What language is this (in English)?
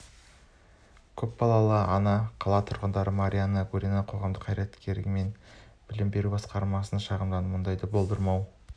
Kazakh